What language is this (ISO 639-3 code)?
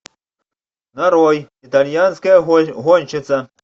rus